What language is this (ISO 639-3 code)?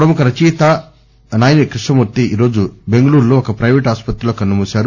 tel